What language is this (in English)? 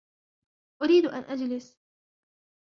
Arabic